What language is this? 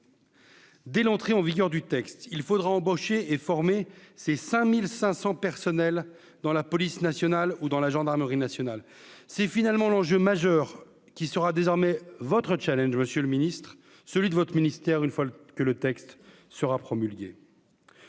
French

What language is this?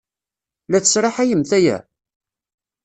Kabyle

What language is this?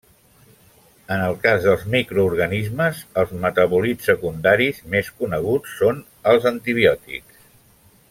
Catalan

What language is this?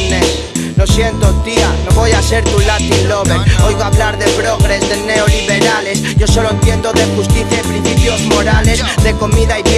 Spanish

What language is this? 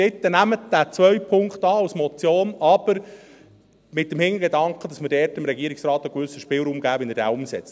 Swiss German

